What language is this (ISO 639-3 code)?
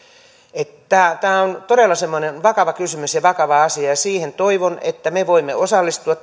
fin